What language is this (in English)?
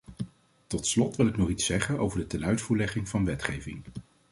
Dutch